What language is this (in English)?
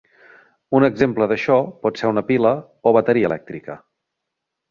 Catalan